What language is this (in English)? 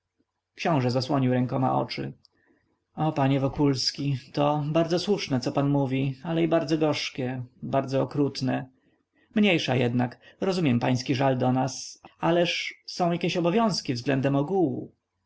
Polish